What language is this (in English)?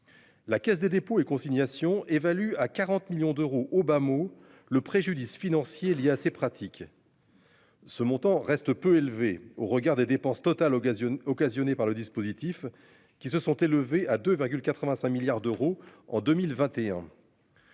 French